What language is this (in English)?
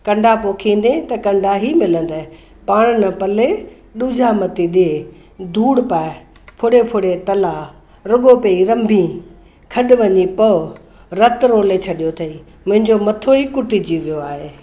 Sindhi